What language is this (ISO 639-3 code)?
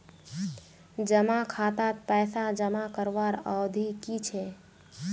mag